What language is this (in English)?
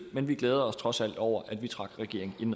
Danish